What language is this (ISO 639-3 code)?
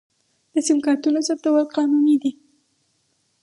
pus